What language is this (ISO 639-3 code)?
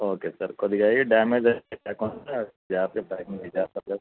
tel